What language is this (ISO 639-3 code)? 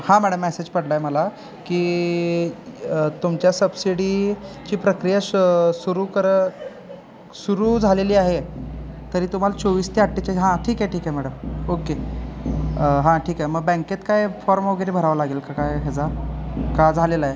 mar